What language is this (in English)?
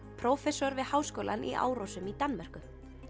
Icelandic